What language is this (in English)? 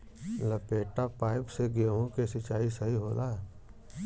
Bhojpuri